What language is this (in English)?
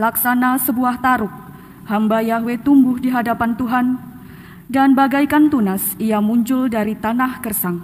Indonesian